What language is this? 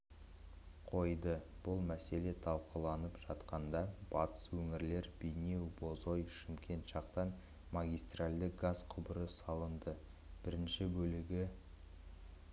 Kazakh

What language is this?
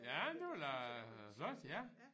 Danish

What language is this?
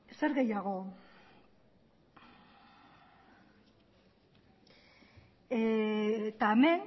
Basque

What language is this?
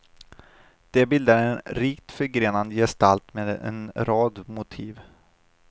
Swedish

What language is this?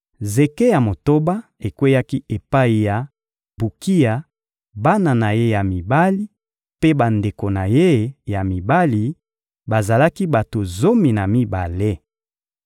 Lingala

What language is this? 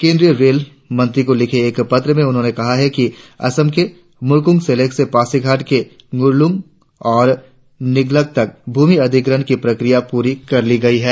Hindi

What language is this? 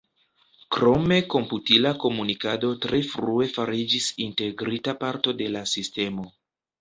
Esperanto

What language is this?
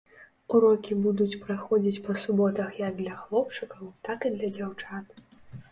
Belarusian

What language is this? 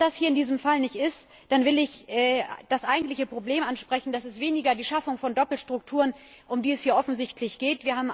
German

